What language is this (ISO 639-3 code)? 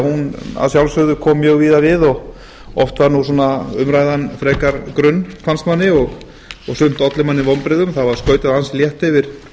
isl